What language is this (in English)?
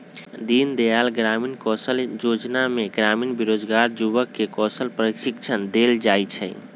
Magahi